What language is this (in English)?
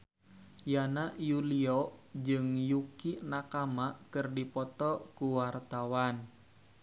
Sundanese